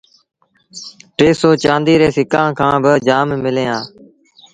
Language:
Sindhi Bhil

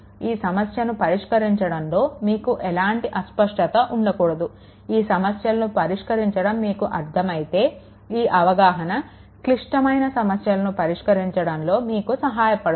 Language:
Telugu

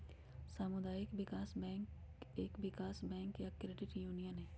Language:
Magahi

